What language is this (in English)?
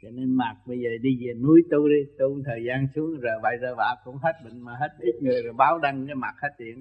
Vietnamese